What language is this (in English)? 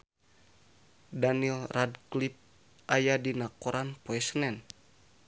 Sundanese